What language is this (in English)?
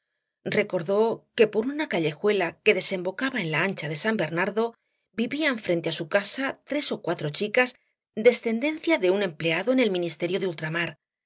Spanish